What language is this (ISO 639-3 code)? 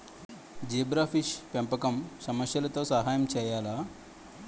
tel